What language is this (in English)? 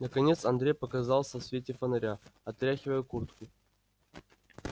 Russian